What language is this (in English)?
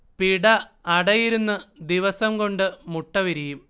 Malayalam